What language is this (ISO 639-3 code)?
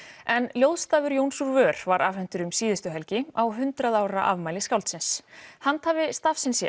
isl